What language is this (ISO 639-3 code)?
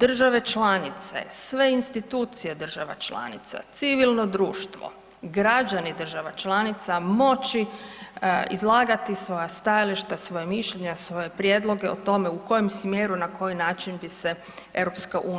hrv